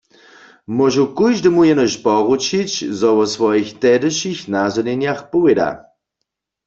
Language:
Upper Sorbian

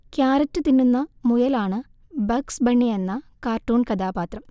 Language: Malayalam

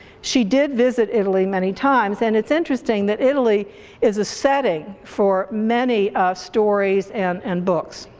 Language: English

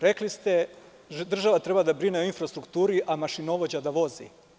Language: Serbian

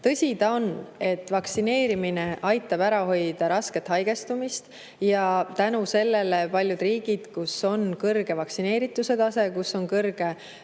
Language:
Estonian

